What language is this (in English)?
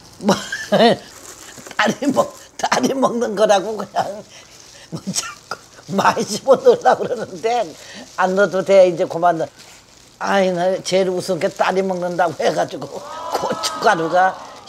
Korean